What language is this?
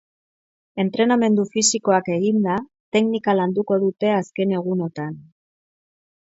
Basque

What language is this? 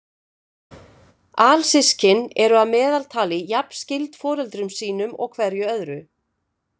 Icelandic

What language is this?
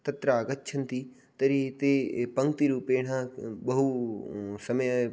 Sanskrit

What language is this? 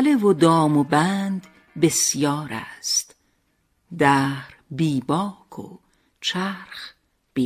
Persian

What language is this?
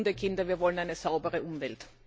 German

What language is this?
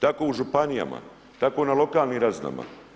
Croatian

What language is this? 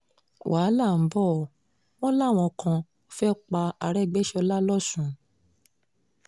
Yoruba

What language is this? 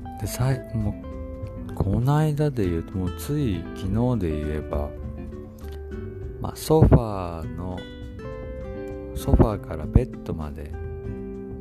Japanese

